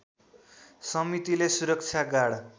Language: Nepali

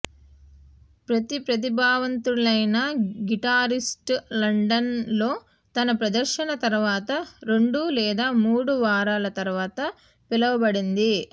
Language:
Telugu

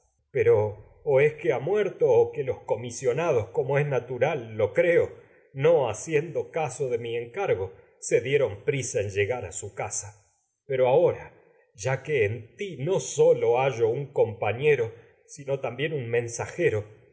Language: Spanish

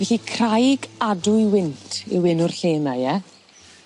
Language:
Welsh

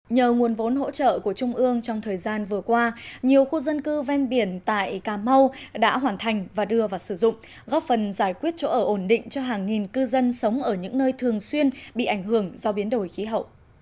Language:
Vietnamese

